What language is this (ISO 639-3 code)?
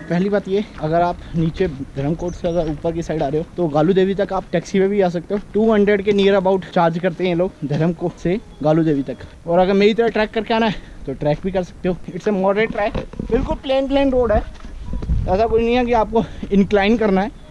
hin